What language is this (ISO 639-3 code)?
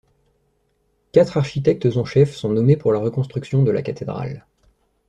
fra